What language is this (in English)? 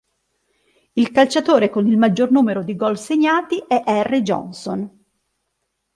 Italian